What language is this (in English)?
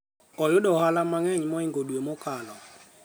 Luo (Kenya and Tanzania)